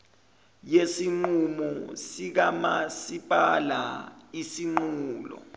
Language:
Zulu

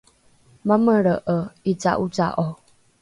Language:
Rukai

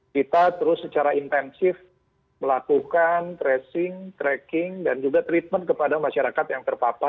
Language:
Indonesian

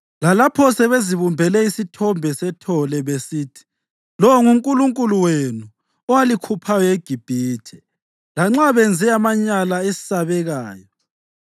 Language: North Ndebele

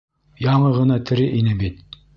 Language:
Bashkir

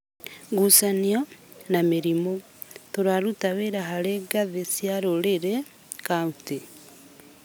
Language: Kikuyu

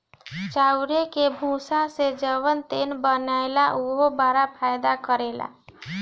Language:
Bhojpuri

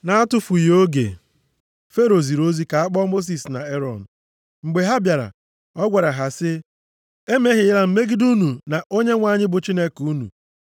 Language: Igbo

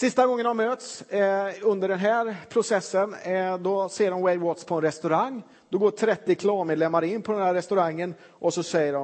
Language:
Swedish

